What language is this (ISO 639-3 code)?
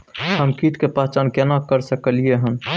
mai